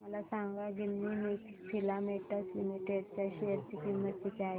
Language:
Marathi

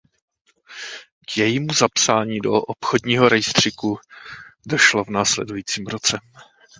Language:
Czech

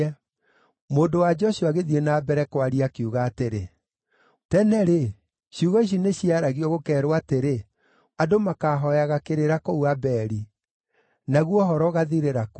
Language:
Kikuyu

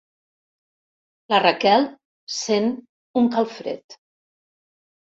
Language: Catalan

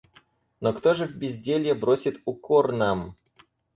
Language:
Russian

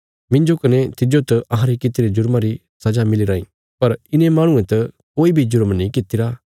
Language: Bilaspuri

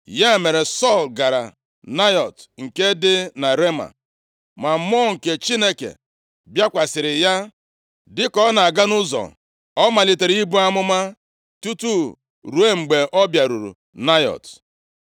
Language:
Igbo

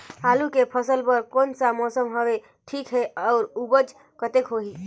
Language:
Chhattisgarhi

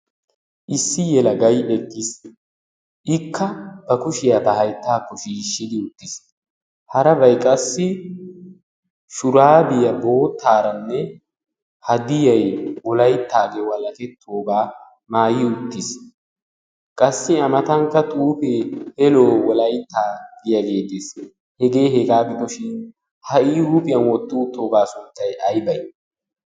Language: Wolaytta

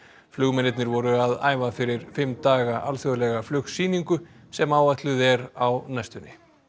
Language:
Icelandic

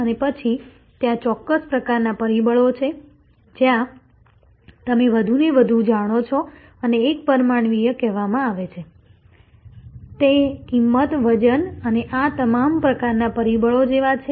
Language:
Gujarati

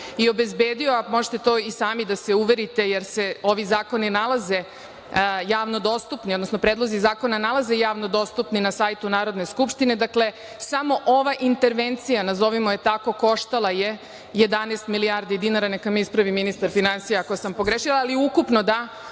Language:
Serbian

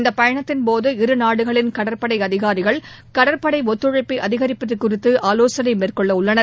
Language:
Tamil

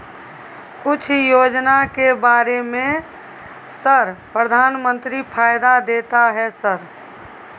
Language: Maithili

